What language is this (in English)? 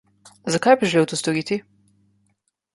Slovenian